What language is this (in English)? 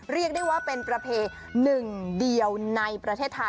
Thai